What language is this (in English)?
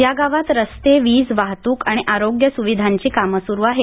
Marathi